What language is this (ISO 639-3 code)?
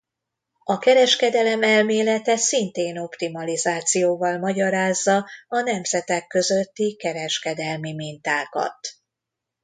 hun